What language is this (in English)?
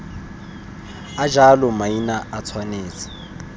Tswana